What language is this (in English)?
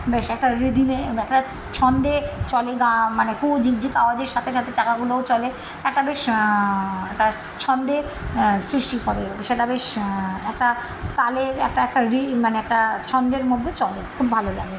Bangla